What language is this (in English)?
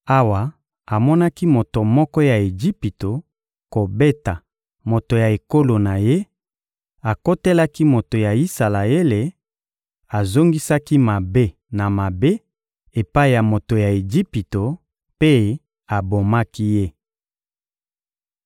Lingala